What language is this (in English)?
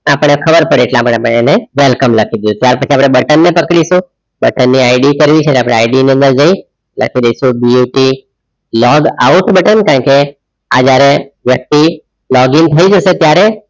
Gujarati